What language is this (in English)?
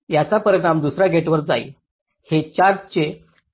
Marathi